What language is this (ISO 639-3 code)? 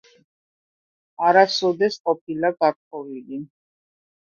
kat